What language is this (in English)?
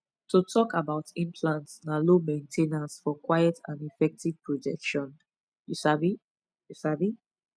Nigerian Pidgin